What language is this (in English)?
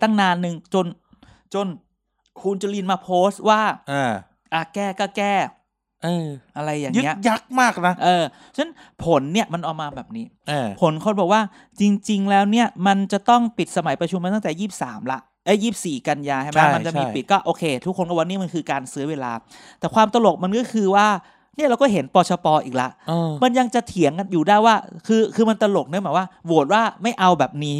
Thai